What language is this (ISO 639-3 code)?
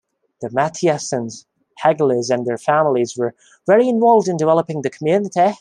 eng